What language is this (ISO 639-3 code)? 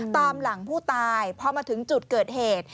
tha